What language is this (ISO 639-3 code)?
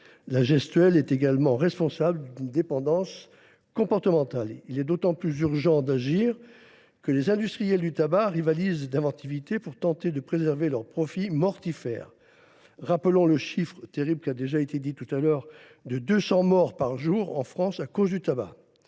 fra